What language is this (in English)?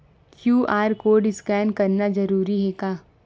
Chhattisgarhi